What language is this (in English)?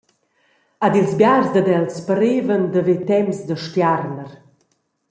Romansh